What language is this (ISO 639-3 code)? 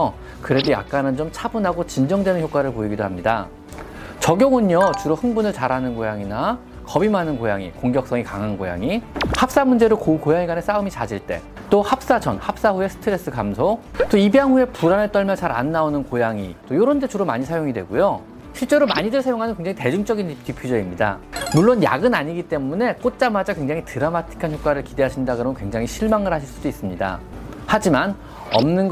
kor